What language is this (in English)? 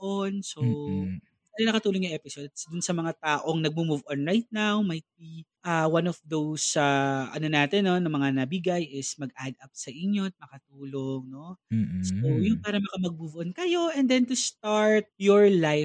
Filipino